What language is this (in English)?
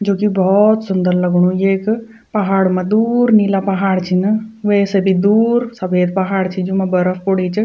Garhwali